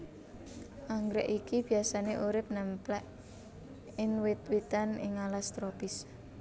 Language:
Javanese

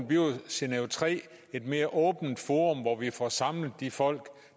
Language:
Danish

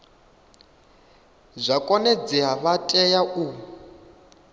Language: Venda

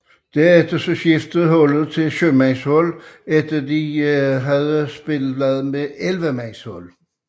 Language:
Danish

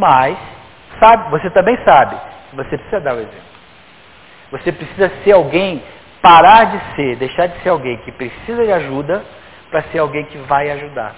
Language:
Portuguese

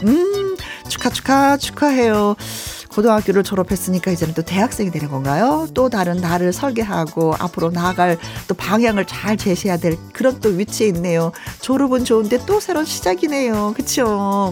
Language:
Korean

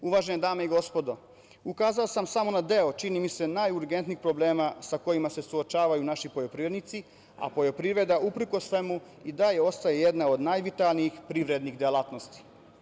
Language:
Serbian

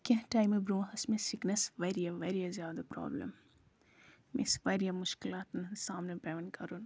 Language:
Kashmiri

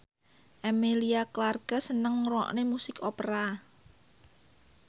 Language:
Javanese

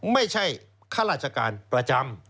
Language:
Thai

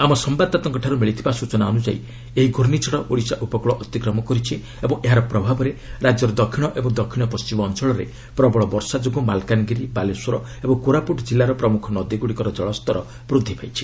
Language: Odia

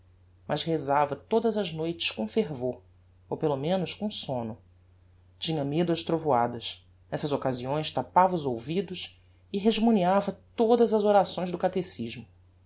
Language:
Portuguese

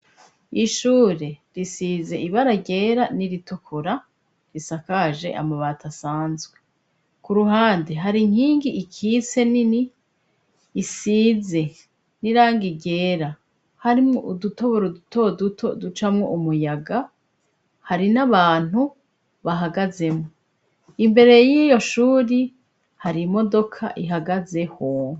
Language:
Rundi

